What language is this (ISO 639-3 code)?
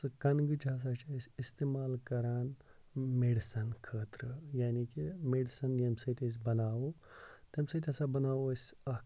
kas